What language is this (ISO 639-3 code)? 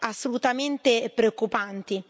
ita